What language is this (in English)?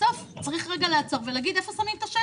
Hebrew